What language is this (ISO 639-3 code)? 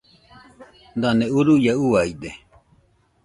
hux